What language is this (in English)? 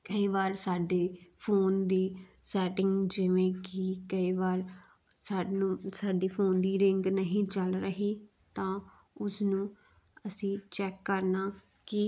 Punjabi